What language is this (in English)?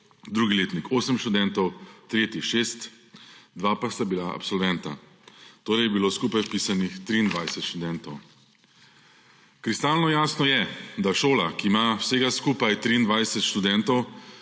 Slovenian